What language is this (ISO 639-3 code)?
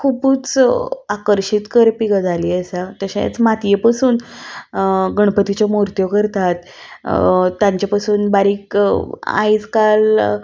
kok